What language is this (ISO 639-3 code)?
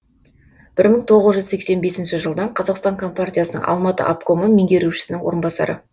kaz